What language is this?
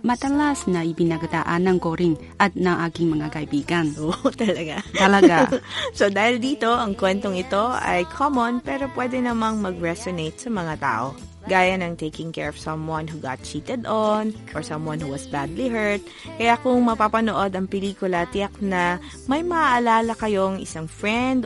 Filipino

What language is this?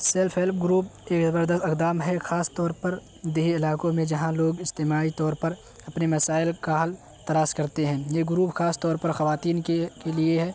Urdu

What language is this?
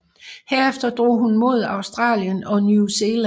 Danish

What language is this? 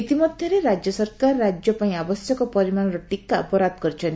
Odia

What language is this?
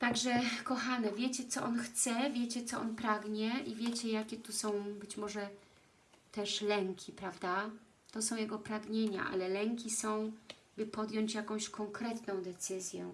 Polish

